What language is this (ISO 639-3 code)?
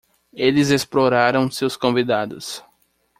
por